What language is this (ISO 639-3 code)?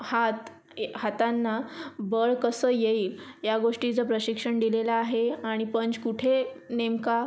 mar